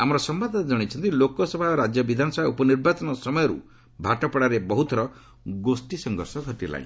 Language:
Odia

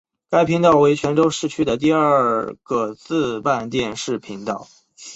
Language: Chinese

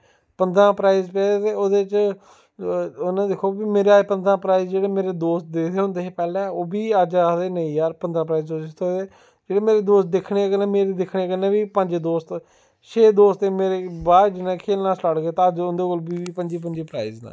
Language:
Dogri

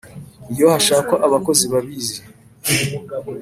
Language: Kinyarwanda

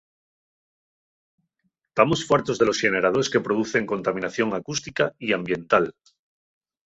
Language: Asturian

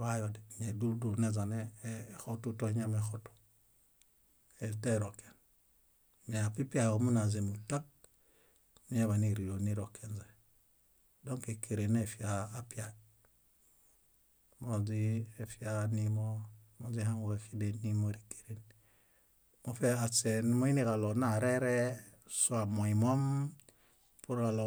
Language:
Bayot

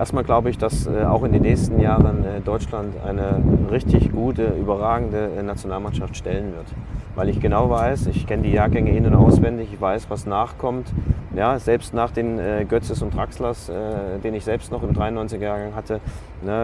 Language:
German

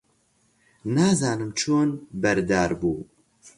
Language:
Central Kurdish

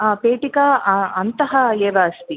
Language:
Sanskrit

